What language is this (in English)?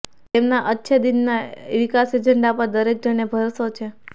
Gujarati